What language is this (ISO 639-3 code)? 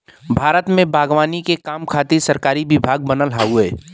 bho